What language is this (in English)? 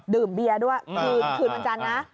Thai